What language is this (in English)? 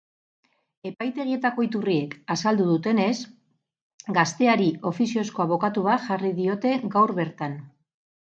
Basque